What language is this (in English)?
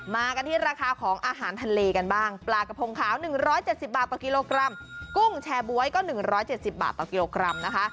Thai